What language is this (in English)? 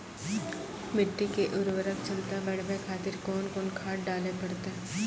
Maithili